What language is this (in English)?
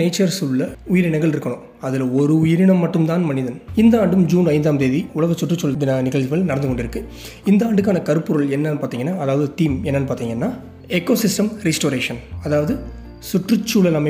Tamil